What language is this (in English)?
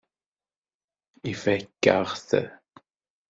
Kabyle